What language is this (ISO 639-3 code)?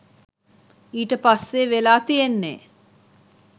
sin